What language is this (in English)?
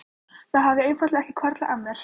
Icelandic